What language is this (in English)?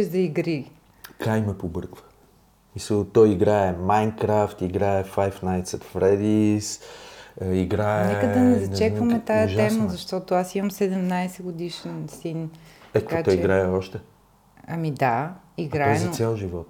Bulgarian